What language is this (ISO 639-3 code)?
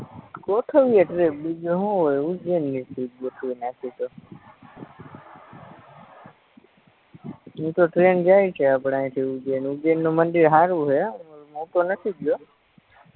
guj